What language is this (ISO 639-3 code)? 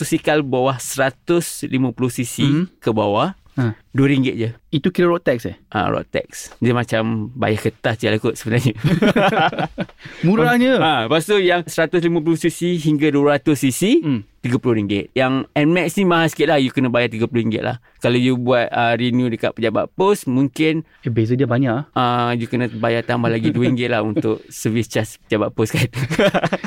msa